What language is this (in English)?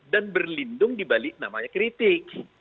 Indonesian